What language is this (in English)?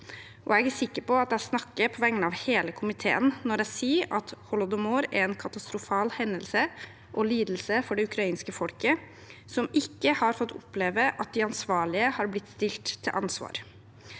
Norwegian